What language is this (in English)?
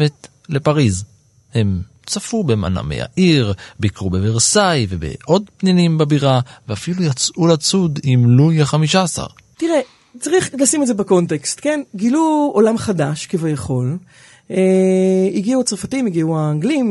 Hebrew